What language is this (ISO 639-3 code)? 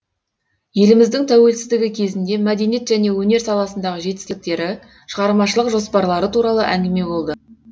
kaz